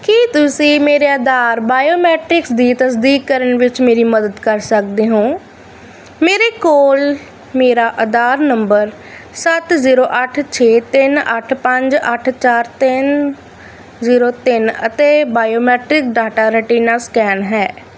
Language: Punjabi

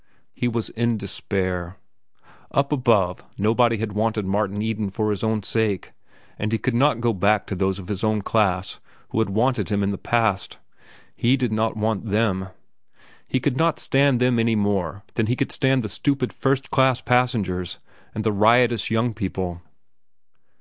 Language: English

